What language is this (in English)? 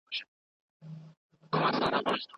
Pashto